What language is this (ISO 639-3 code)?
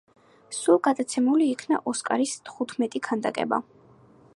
kat